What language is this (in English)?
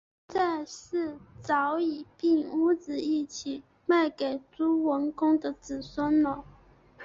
Chinese